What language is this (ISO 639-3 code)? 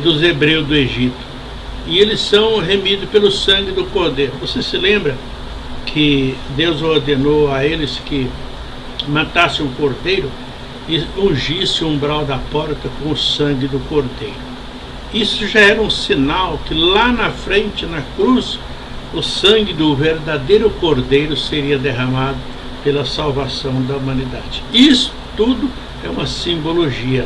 por